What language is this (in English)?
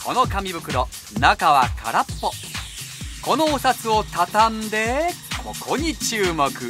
Japanese